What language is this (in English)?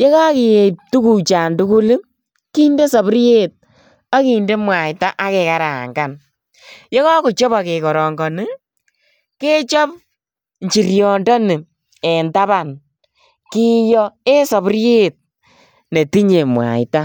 Kalenjin